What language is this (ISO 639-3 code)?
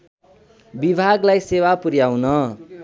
nep